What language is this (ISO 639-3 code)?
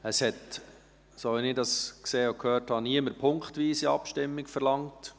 gsw